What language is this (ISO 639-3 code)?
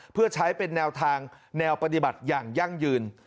tha